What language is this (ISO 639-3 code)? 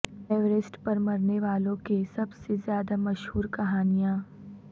urd